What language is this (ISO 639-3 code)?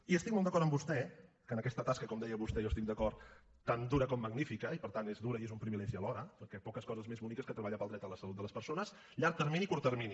cat